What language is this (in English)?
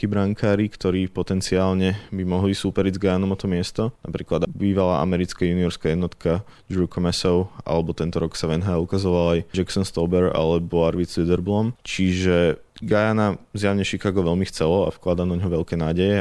Slovak